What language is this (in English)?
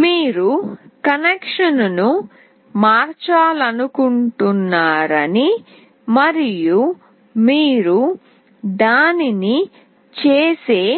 Telugu